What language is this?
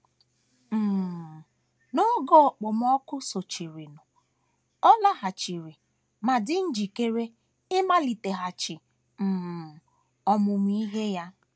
Igbo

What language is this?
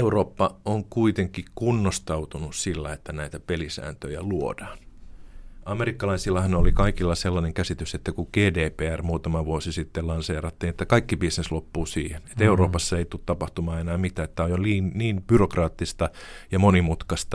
Finnish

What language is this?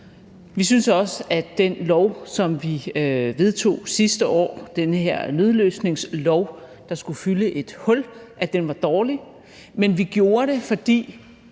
Danish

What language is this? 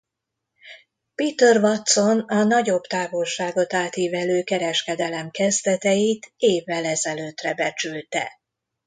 Hungarian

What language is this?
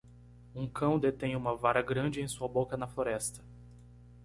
Portuguese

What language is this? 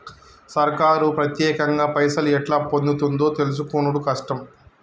Telugu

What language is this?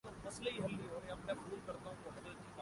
Urdu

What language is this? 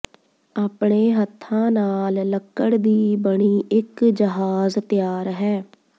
Punjabi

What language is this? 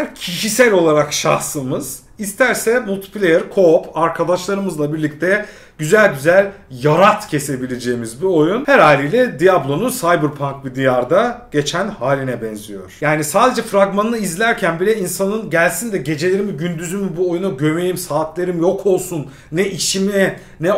Turkish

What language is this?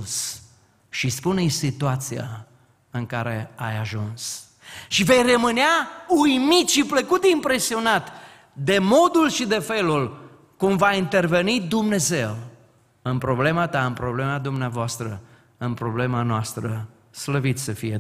Romanian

